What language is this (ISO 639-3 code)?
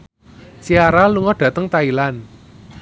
jav